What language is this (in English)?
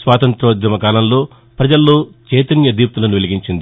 Telugu